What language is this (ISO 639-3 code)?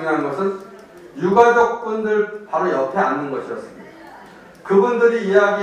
kor